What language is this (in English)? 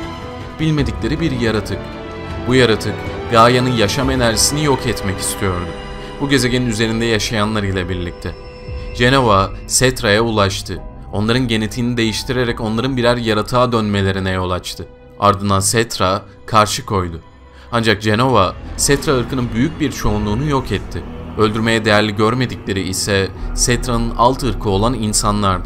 Turkish